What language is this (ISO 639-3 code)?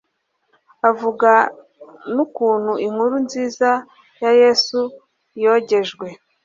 kin